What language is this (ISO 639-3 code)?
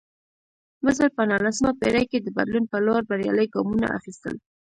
pus